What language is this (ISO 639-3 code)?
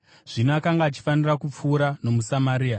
sna